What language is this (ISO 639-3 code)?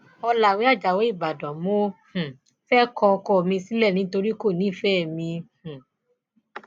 yor